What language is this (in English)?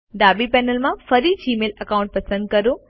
Gujarati